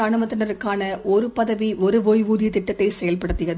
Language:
Tamil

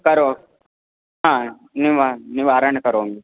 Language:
Sanskrit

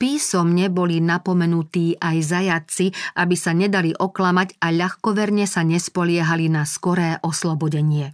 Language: Slovak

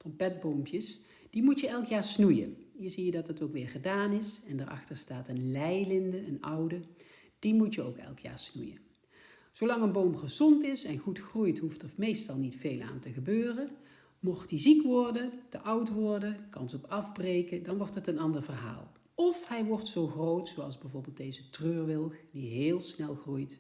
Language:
Dutch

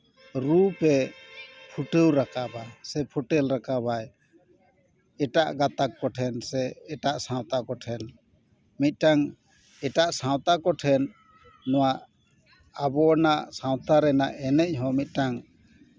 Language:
Santali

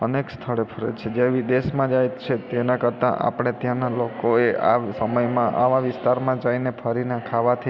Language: Gujarati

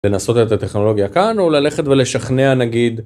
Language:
Hebrew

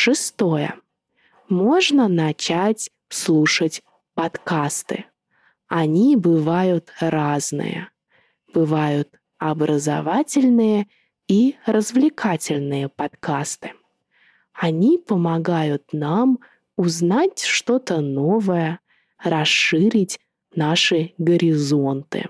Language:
Russian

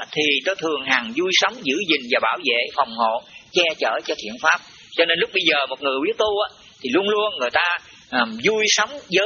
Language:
Vietnamese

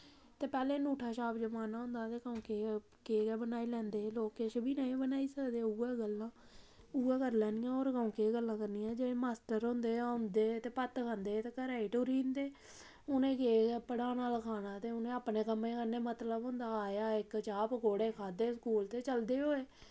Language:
Dogri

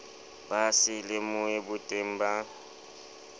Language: Southern Sotho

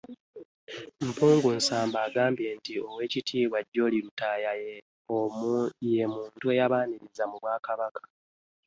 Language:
Ganda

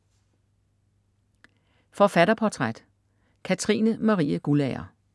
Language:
Danish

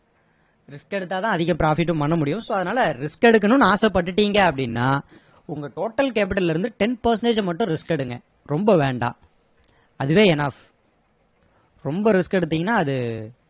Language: Tamil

